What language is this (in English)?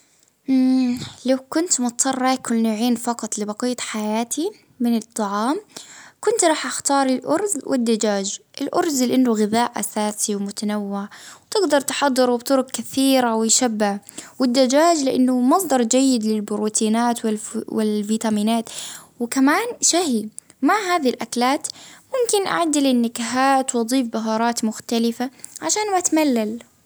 Baharna Arabic